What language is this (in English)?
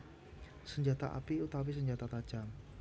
Javanese